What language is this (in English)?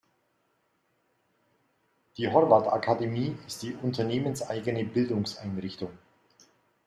German